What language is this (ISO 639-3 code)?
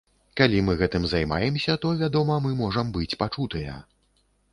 bel